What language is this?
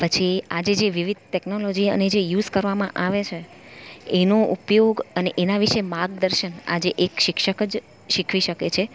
Gujarati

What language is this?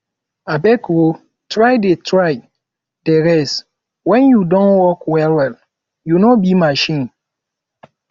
Nigerian Pidgin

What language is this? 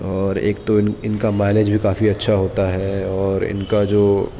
Urdu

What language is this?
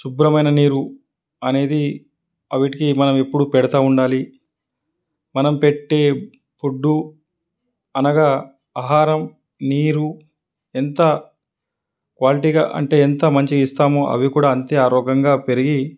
Telugu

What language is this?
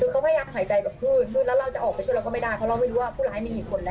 Thai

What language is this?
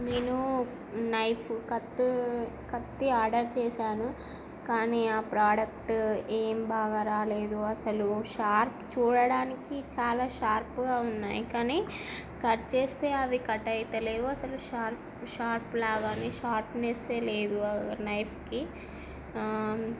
Telugu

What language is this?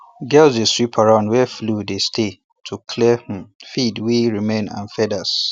Nigerian Pidgin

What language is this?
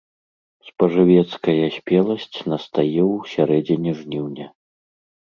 Belarusian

